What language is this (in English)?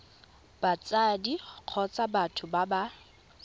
Tswana